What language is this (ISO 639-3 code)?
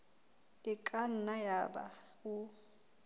sot